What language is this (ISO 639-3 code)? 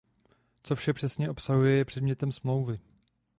ces